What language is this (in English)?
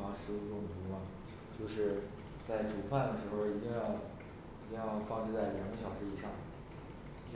Chinese